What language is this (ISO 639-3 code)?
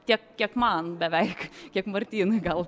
lit